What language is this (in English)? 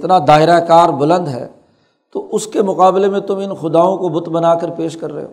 Urdu